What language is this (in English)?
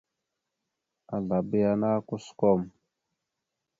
Mada (Cameroon)